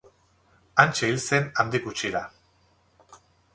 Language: Basque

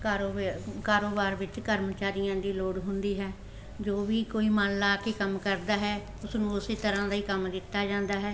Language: Punjabi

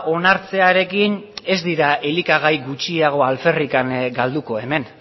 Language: Basque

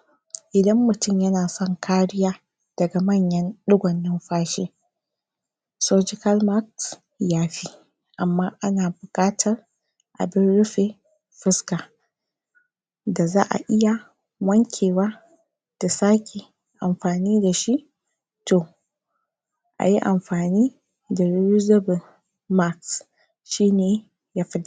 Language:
Hausa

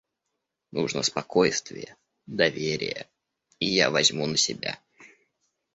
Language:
Russian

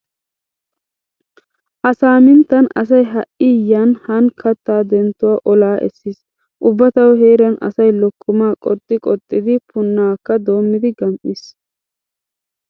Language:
Wolaytta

